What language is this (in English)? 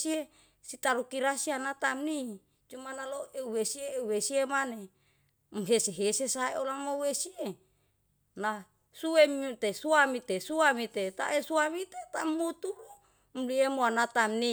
Yalahatan